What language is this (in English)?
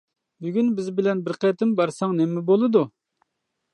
Uyghur